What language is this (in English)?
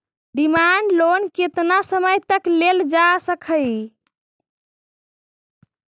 Magahi